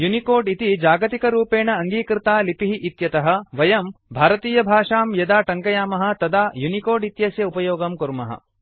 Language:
Sanskrit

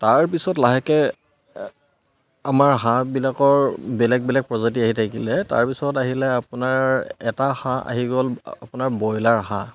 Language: Assamese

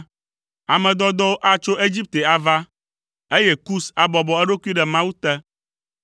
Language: Ewe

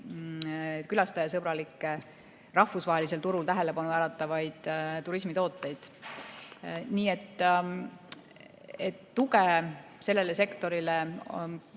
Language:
Estonian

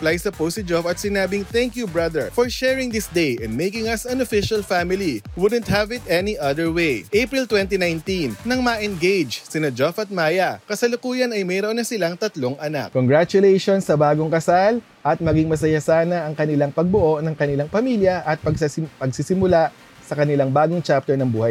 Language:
Filipino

